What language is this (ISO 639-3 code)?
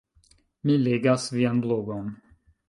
epo